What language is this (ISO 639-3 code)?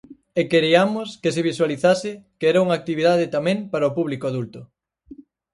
glg